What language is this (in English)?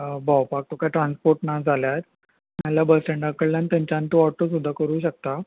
Konkani